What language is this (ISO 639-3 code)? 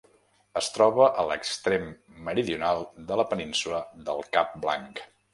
cat